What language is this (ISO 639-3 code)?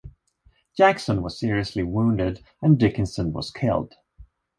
eng